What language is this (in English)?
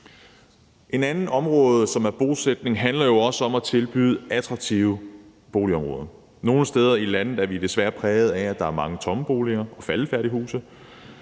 Danish